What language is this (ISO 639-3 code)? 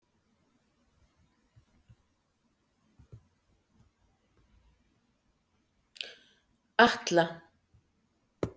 isl